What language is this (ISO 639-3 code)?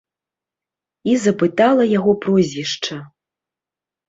bel